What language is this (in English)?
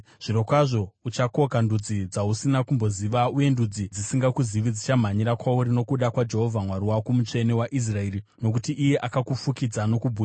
Shona